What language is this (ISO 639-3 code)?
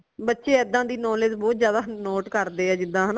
pan